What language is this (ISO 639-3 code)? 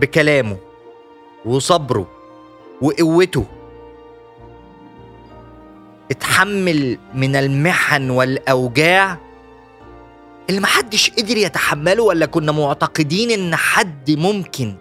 ara